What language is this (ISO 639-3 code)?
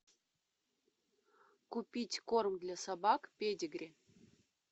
rus